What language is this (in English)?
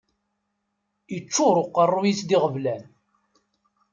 Kabyle